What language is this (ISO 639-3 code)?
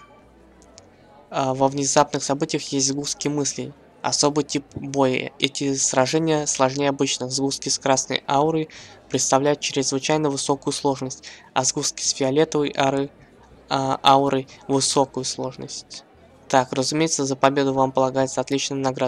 rus